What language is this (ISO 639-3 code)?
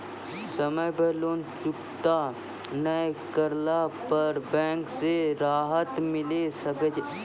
mai